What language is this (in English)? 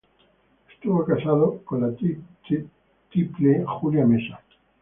Spanish